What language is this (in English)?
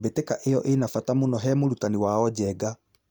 Kikuyu